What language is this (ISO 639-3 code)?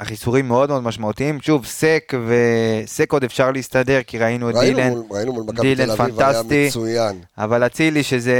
heb